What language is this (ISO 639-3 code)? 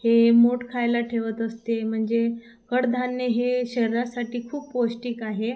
mar